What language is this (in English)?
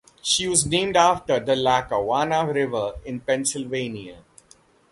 English